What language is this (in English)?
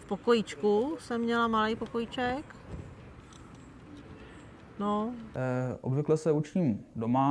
Czech